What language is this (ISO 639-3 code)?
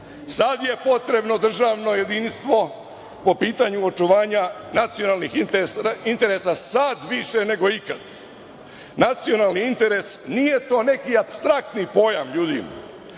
srp